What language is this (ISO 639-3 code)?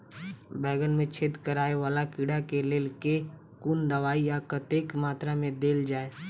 mai